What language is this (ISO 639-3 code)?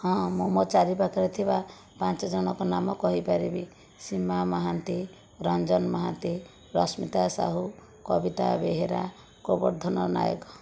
ori